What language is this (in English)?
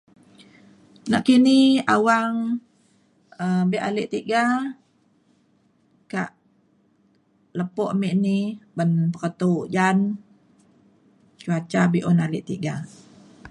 Mainstream Kenyah